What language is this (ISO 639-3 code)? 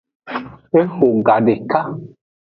ajg